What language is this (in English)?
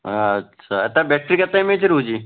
Odia